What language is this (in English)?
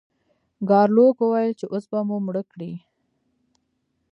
Pashto